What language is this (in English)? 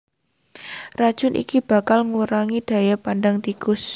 Javanese